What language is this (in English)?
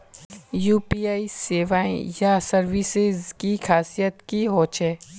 Magahi